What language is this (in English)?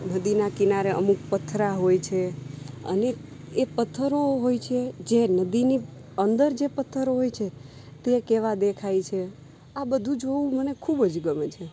Gujarati